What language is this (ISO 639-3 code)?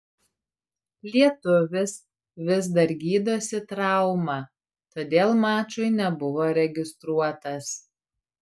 lit